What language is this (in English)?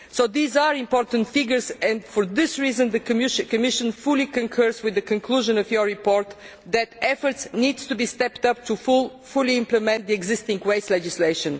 English